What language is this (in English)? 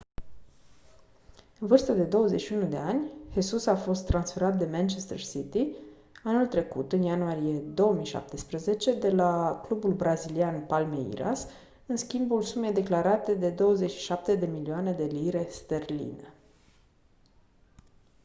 Romanian